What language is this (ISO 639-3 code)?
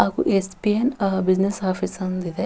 kan